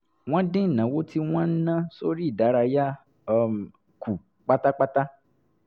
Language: Yoruba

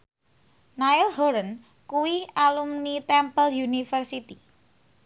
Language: Javanese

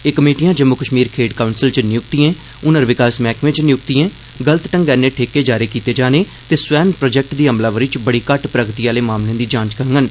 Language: Dogri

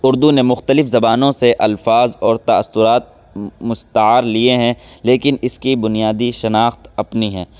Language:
Urdu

